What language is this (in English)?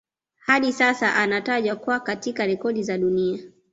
Swahili